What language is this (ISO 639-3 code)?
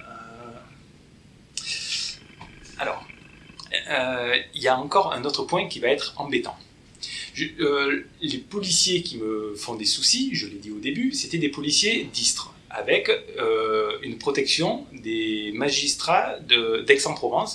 fra